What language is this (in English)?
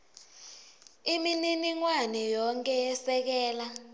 Swati